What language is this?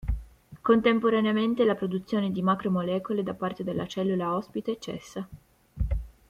Italian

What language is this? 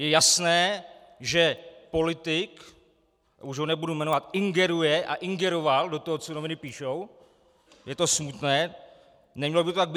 Czech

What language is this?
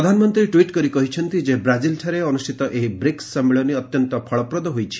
Odia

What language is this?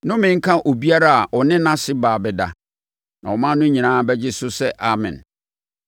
Akan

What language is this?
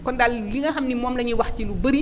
Wolof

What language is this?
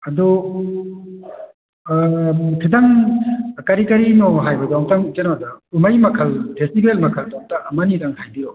Manipuri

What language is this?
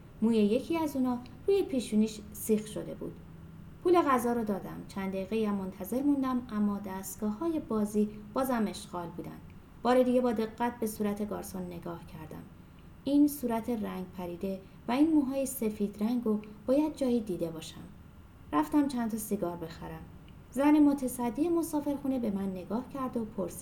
Persian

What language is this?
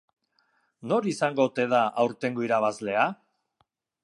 Basque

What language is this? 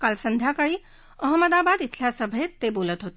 Marathi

